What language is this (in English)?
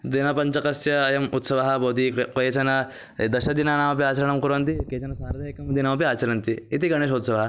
Sanskrit